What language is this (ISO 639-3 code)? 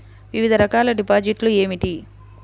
tel